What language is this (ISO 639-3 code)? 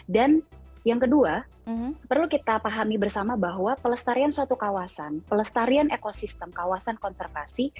ind